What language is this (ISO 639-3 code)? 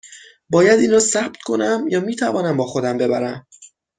fas